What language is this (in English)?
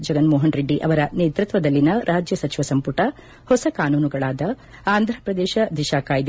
Kannada